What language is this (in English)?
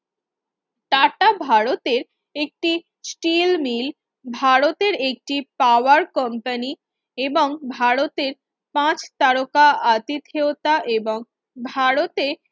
Bangla